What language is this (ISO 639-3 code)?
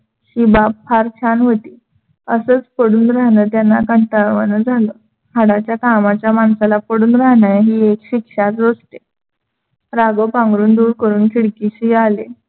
mar